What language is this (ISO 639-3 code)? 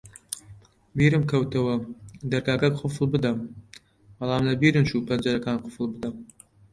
ckb